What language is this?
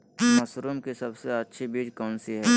Magahi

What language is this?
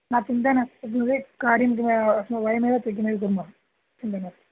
Sanskrit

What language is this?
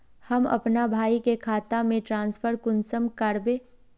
Magahi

